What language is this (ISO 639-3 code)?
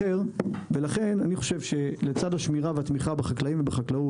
heb